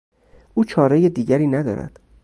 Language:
Persian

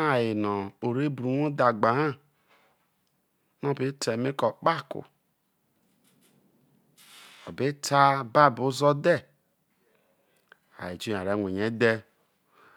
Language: Isoko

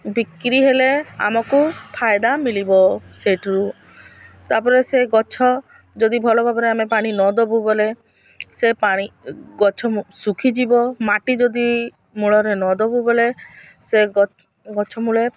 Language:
Odia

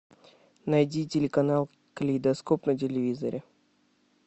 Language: Russian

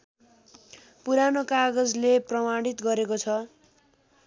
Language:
Nepali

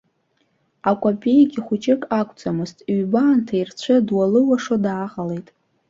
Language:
Abkhazian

